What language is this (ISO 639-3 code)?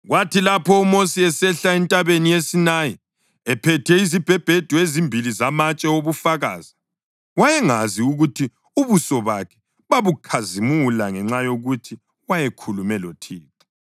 nde